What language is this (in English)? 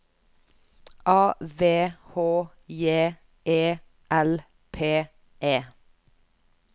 Norwegian